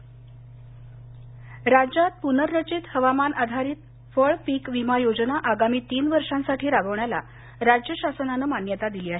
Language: Marathi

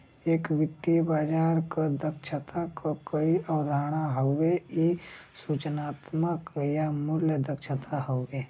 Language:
Bhojpuri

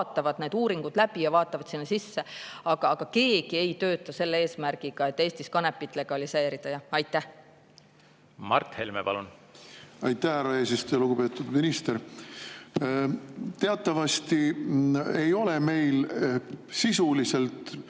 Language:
Estonian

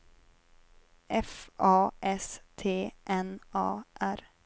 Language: Swedish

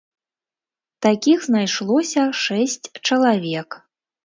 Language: Belarusian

